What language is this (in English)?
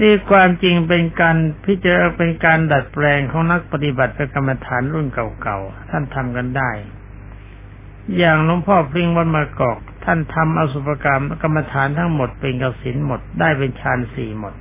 Thai